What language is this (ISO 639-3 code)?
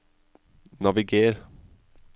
nor